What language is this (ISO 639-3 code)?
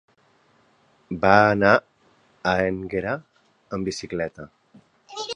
cat